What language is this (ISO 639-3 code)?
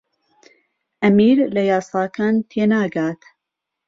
ckb